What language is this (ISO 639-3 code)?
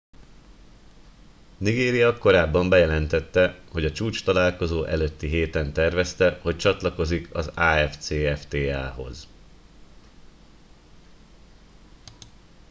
hun